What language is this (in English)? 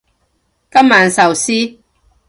Cantonese